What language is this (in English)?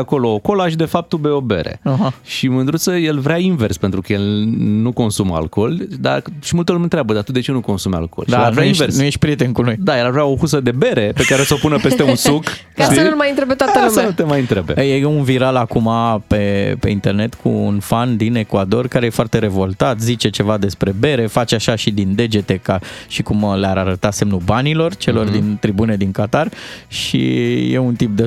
Romanian